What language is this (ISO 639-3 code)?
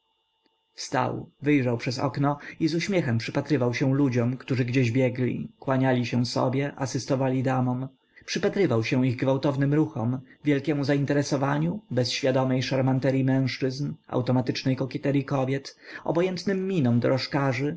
pol